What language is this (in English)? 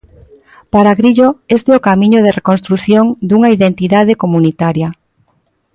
Galician